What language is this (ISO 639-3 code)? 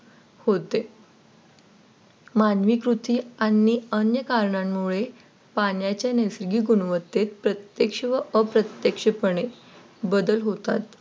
mar